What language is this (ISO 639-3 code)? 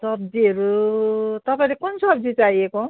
nep